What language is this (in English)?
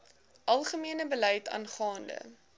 Afrikaans